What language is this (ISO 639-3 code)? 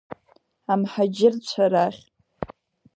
abk